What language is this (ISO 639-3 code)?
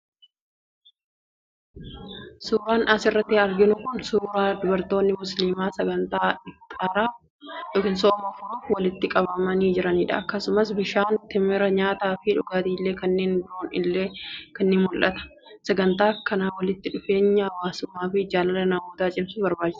orm